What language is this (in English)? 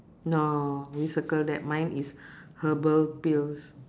English